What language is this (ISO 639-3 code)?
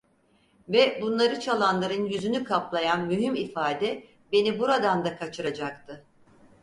tur